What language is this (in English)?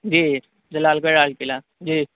Urdu